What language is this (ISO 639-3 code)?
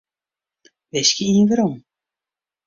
fry